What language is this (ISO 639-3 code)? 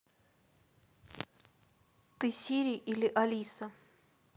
rus